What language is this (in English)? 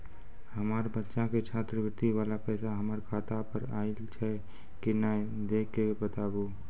Maithili